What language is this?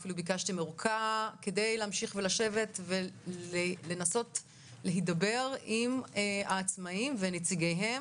Hebrew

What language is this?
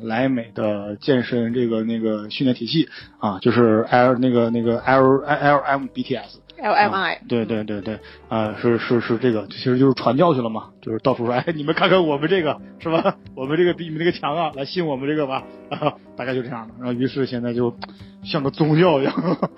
Chinese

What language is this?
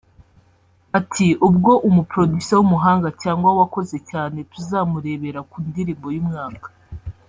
Kinyarwanda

